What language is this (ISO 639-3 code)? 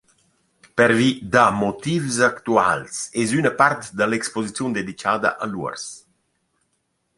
roh